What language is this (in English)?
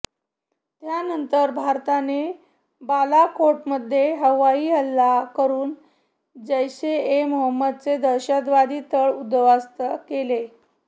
Marathi